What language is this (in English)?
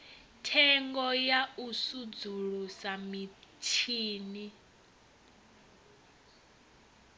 Venda